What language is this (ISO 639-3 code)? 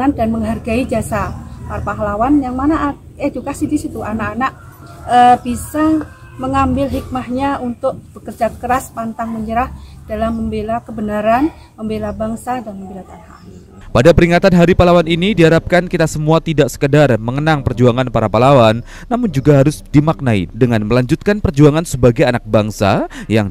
ind